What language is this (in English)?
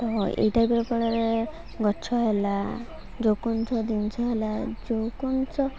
Odia